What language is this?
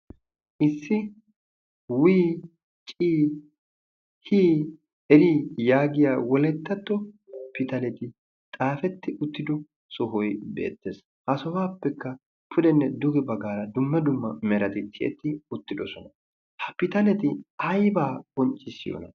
Wolaytta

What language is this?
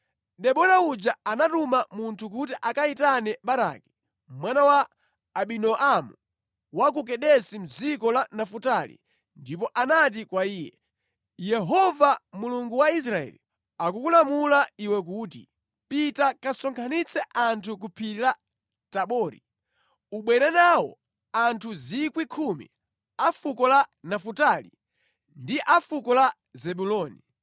Nyanja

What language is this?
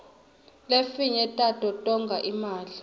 Swati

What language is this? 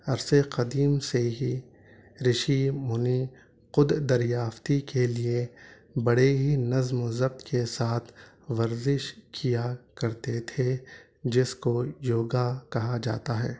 Urdu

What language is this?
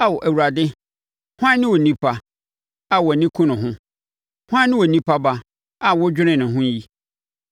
Akan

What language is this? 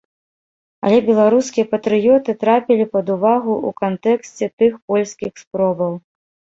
Belarusian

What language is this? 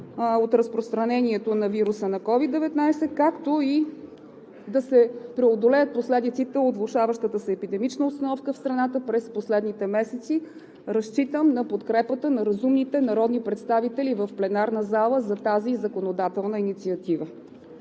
Bulgarian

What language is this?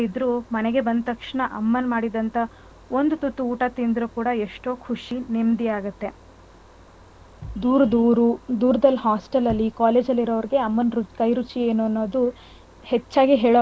Kannada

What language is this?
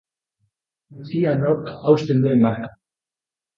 Basque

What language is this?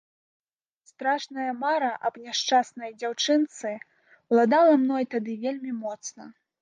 Belarusian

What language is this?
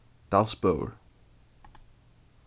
Faroese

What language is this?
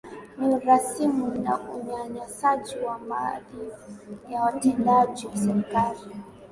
Swahili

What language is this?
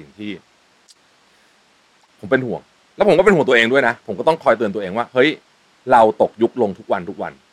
Thai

